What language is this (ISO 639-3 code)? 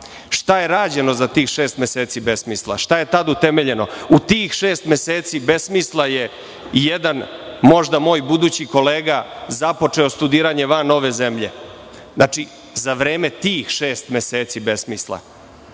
srp